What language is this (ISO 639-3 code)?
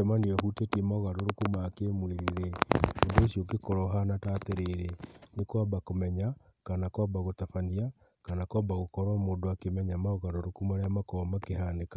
kik